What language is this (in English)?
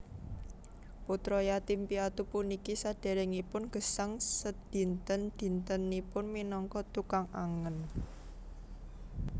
Javanese